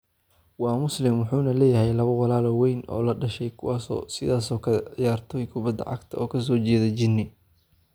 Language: Somali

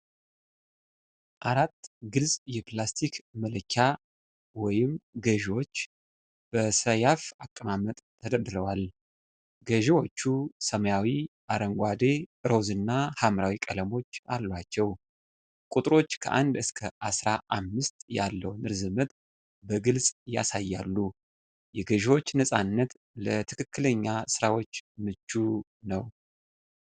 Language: Amharic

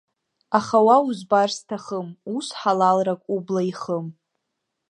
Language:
Abkhazian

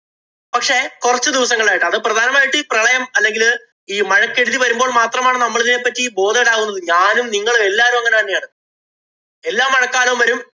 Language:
Malayalam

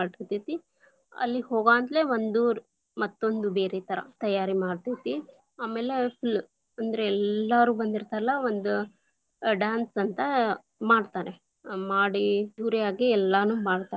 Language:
Kannada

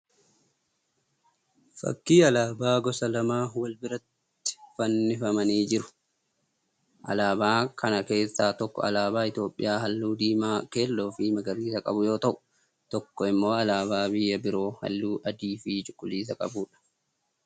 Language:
Oromo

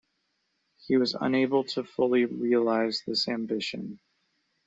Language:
English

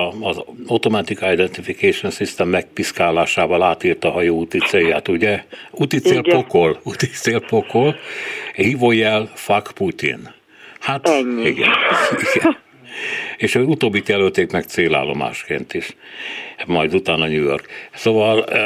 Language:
Hungarian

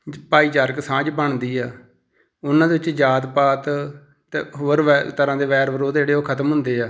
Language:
Punjabi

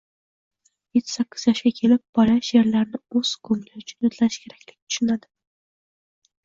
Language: Uzbek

